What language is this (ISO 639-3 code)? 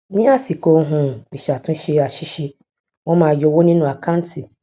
yor